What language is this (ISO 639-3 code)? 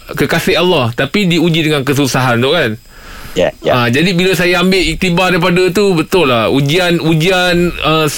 msa